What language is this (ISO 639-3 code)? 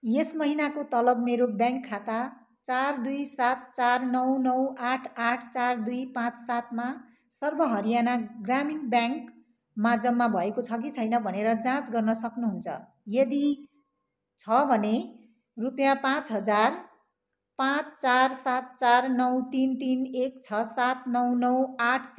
nep